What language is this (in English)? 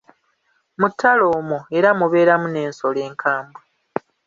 Ganda